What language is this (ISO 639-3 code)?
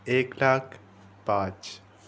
nep